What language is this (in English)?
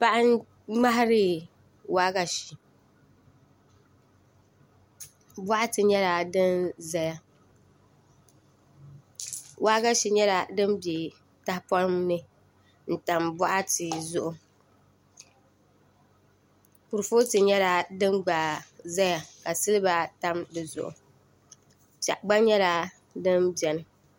Dagbani